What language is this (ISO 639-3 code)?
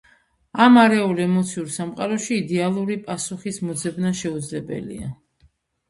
kat